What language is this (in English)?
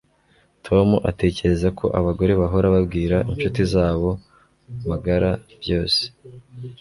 Kinyarwanda